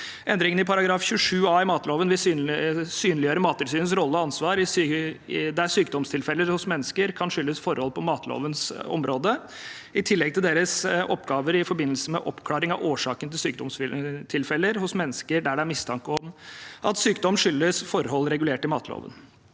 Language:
Norwegian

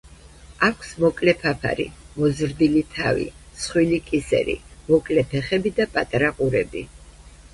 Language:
Georgian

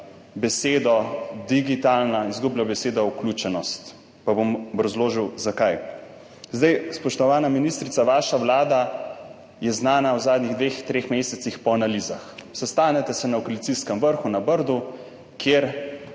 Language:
Slovenian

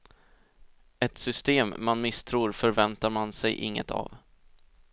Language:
Swedish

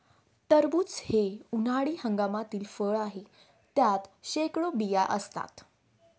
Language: Marathi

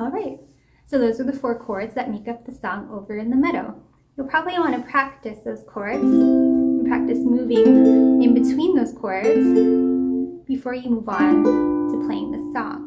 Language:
English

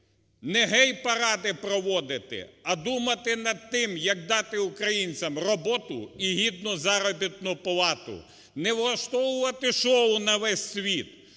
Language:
Ukrainian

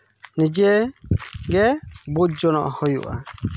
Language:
Santali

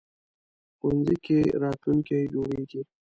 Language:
Pashto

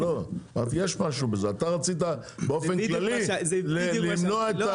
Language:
Hebrew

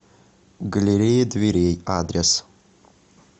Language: Russian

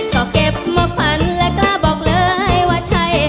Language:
Thai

